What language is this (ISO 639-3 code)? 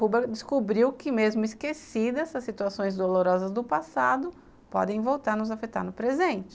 por